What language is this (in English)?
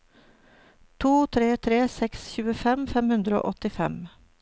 Norwegian